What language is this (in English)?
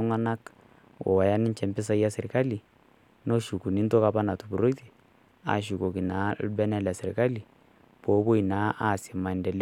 Masai